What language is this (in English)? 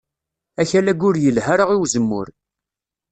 Kabyle